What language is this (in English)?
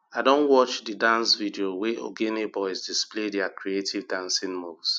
Nigerian Pidgin